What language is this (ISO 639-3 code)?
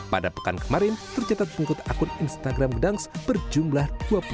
ind